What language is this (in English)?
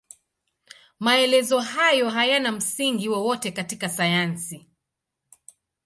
Swahili